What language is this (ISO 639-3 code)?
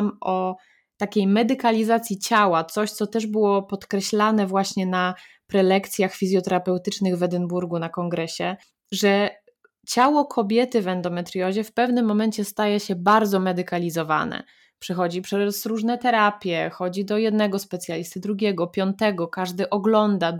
pol